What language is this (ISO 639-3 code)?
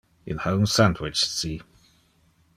ina